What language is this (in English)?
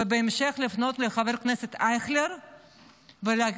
Hebrew